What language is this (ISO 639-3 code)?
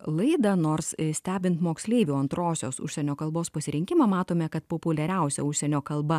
lit